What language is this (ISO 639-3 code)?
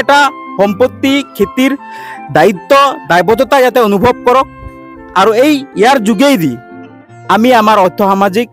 ben